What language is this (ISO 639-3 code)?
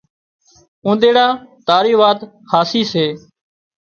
kxp